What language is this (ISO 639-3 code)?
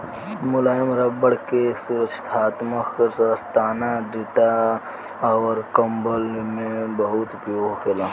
bho